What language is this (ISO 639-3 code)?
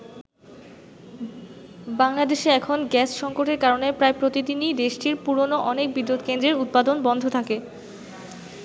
ben